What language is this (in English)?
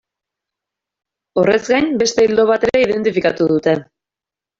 Basque